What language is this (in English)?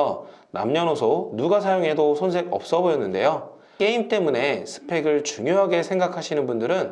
Korean